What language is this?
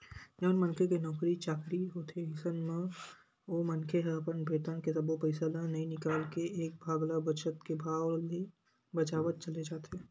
Chhattisgarhi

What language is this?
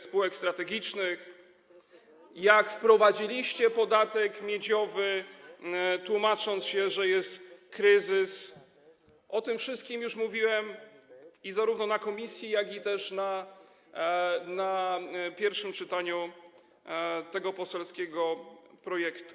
Polish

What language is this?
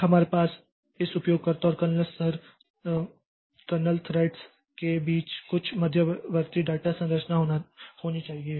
Hindi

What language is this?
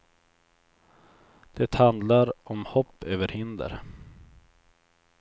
Swedish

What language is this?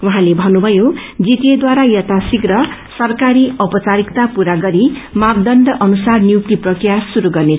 Nepali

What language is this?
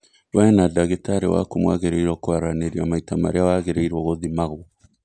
Kikuyu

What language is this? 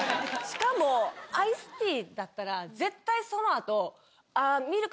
Japanese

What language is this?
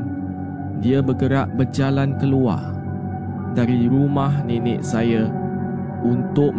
Malay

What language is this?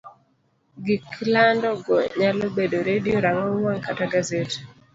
Luo (Kenya and Tanzania)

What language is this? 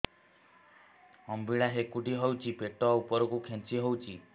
Odia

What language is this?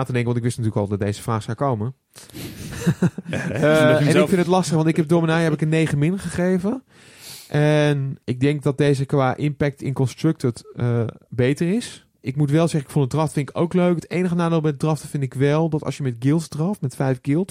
Dutch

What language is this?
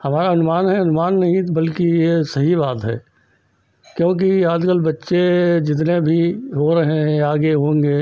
Hindi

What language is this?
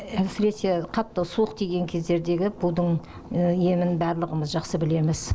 Kazakh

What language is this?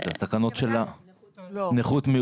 Hebrew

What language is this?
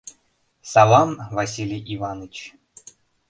Mari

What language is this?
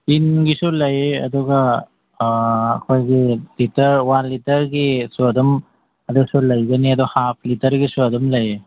Manipuri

